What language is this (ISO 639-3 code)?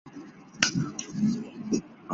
zho